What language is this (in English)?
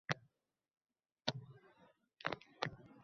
Uzbek